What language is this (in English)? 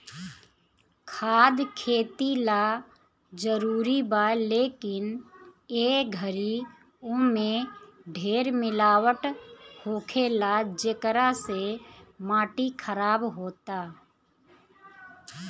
Bhojpuri